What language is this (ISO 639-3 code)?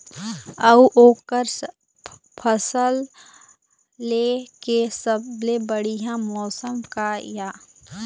hne